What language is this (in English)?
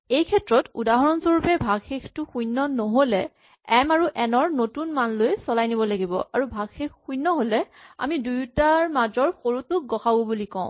Assamese